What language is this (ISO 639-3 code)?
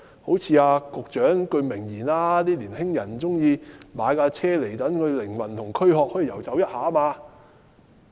yue